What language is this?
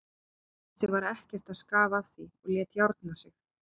Icelandic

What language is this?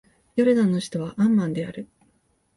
Japanese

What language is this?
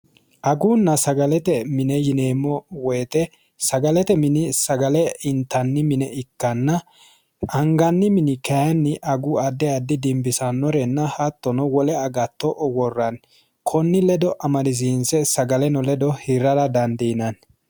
Sidamo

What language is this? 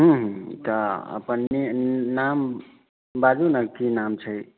Maithili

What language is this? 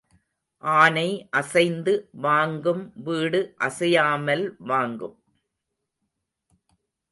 Tamil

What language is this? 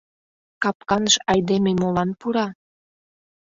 Mari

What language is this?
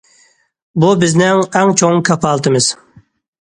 Uyghur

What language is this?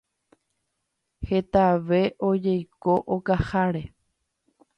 Guarani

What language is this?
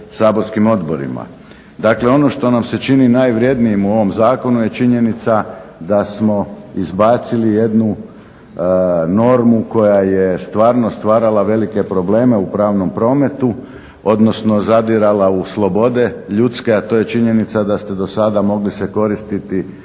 Croatian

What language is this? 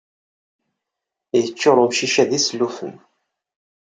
Kabyle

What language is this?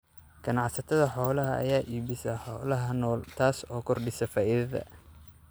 Somali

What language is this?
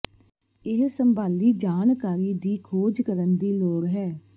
Punjabi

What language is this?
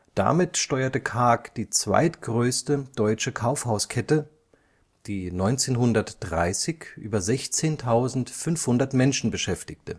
German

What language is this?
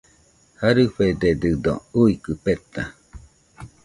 Nüpode Huitoto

